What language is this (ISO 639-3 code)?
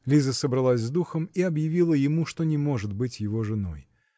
rus